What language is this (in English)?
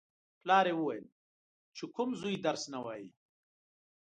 Pashto